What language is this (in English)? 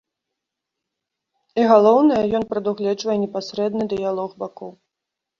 Belarusian